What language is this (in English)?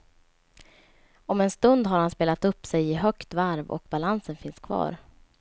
Swedish